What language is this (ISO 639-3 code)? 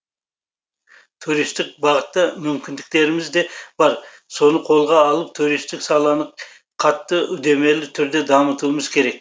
kaz